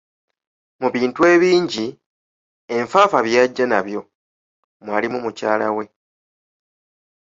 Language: Ganda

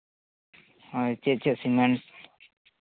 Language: Santali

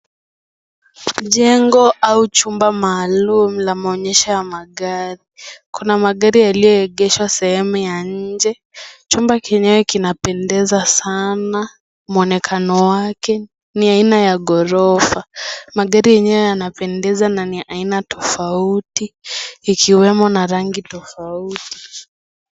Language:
Swahili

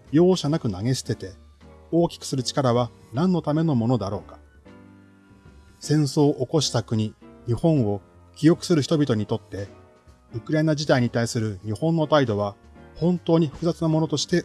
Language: Japanese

